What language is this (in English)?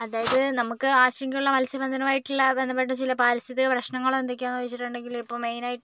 Malayalam